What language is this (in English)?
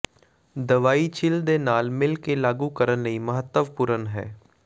Punjabi